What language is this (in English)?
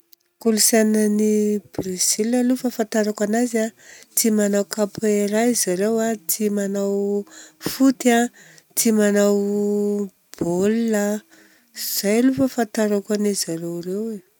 Southern Betsimisaraka Malagasy